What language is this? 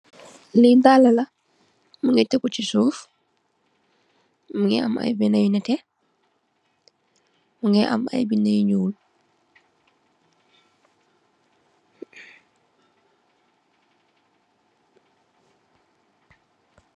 Wolof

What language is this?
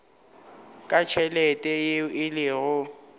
Northern Sotho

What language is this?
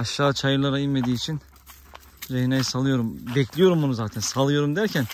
Turkish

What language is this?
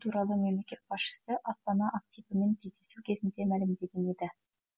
Kazakh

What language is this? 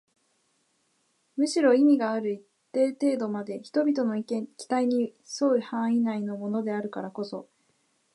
Japanese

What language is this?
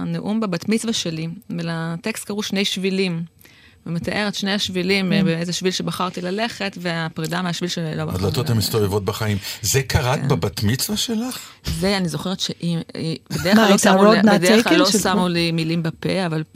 Hebrew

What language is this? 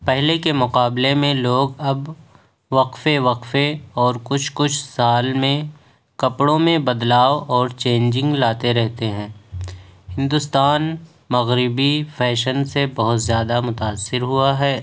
Urdu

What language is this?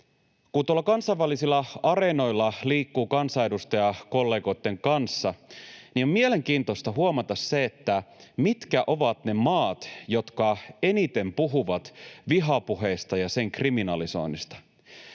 Finnish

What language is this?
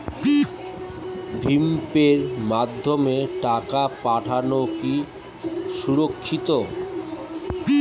Bangla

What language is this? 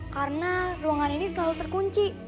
Indonesian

